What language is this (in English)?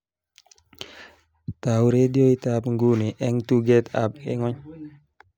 Kalenjin